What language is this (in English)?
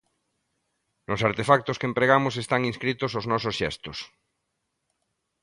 Galician